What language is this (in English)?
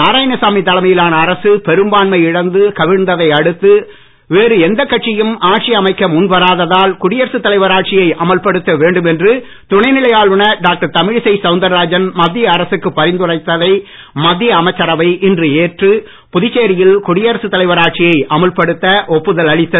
Tamil